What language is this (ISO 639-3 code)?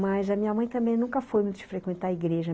por